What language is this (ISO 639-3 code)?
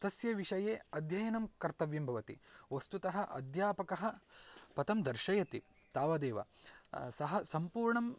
san